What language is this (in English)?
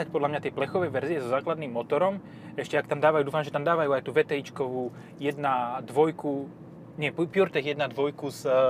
Slovak